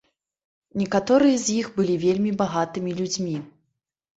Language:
Belarusian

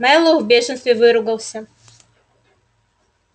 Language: Russian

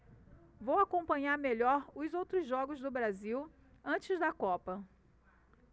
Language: Portuguese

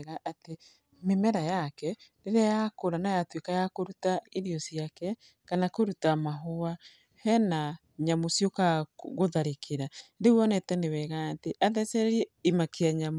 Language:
Kikuyu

